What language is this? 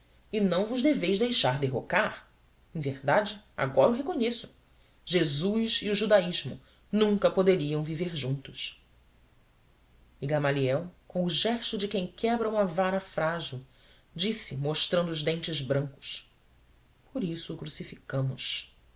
Portuguese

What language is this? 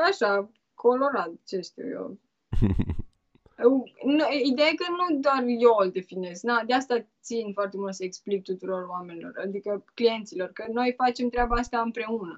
Romanian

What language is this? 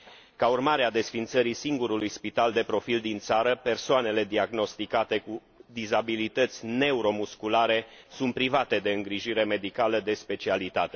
Romanian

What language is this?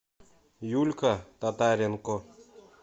Russian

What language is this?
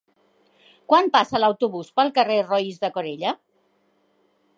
Catalan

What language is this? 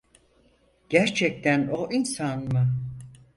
Turkish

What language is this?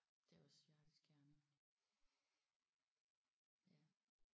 Danish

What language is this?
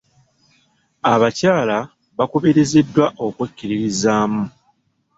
Ganda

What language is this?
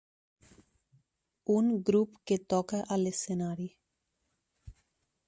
Catalan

